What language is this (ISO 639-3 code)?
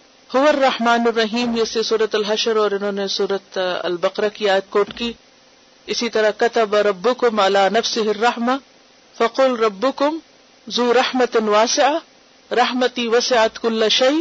urd